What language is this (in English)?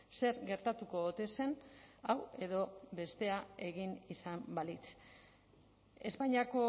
Basque